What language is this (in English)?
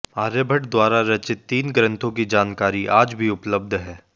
Hindi